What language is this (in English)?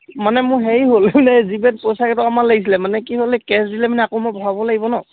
Assamese